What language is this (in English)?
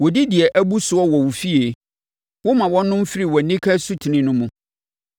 Akan